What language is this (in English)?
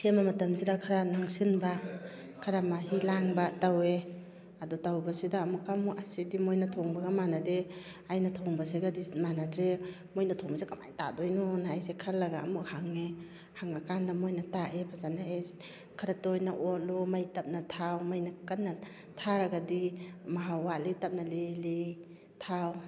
Manipuri